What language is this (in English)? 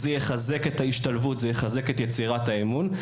Hebrew